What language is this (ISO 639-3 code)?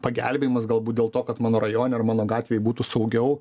lit